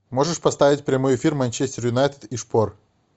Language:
Russian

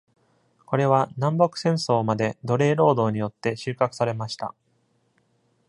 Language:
Japanese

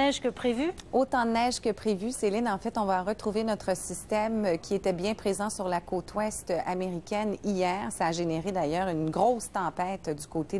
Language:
French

